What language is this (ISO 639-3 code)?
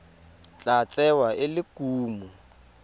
tsn